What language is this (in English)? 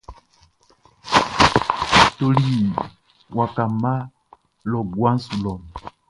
Baoulé